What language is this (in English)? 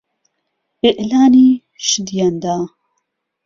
Central Kurdish